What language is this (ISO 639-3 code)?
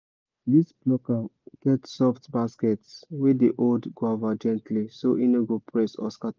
pcm